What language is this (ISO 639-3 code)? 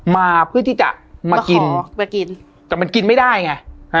tha